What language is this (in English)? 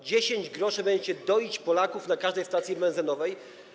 Polish